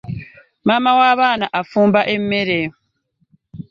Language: Ganda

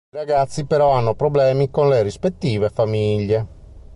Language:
Italian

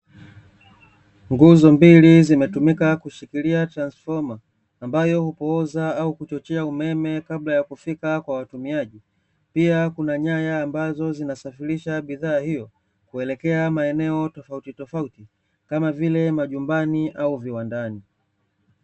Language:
Swahili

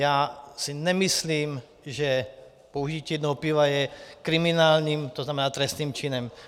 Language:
Czech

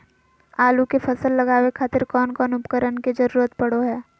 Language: Magahi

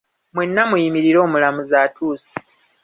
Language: Ganda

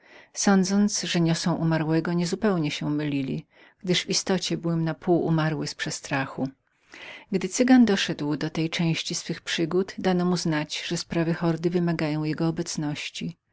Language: Polish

